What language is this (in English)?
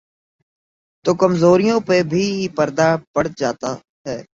Urdu